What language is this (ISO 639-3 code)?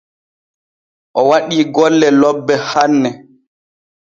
fue